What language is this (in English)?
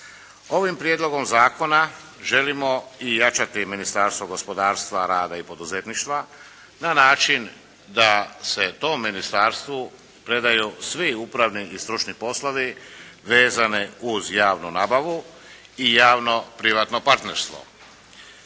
Croatian